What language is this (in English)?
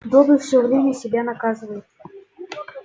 Russian